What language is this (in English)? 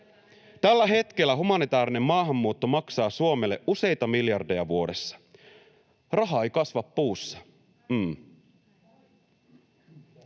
Finnish